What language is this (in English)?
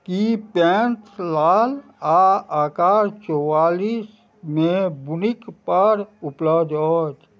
Maithili